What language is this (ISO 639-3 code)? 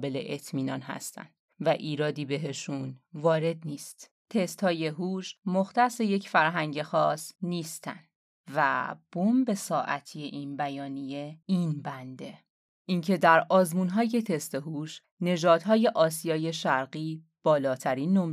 fas